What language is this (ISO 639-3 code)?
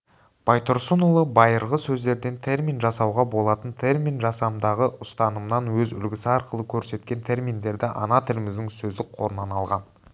kaz